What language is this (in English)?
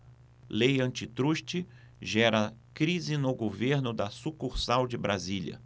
Portuguese